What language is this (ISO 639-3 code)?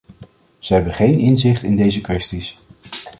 nld